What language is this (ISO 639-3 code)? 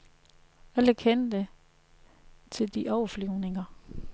dan